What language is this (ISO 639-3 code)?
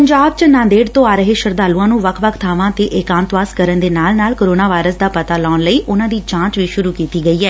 pan